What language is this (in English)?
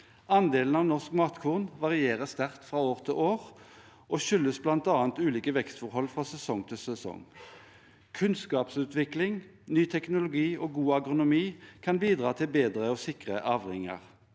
Norwegian